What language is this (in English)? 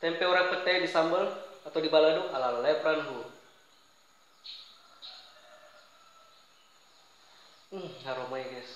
Indonesian